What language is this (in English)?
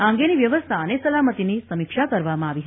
Gujarati